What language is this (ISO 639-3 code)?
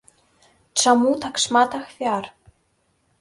bel